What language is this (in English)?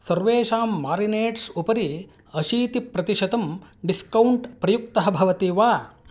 Sanskrit